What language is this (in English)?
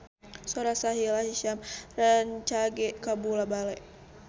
Sundanese